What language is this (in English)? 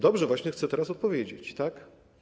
Polish